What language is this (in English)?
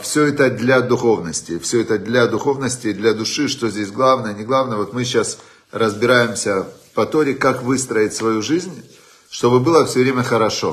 Russian